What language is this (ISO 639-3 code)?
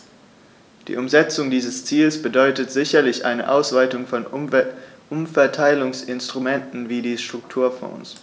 deu